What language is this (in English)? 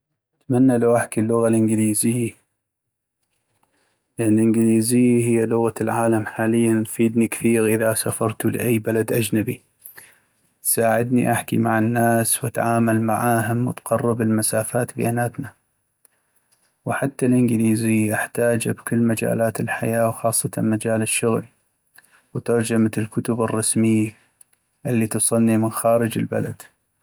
North Mesopotamian Arabic